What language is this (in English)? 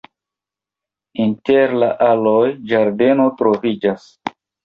Esperanto